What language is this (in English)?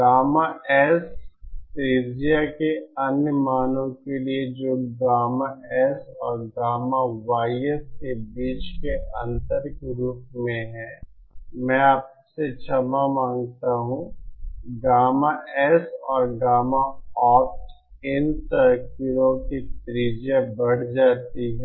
Hindi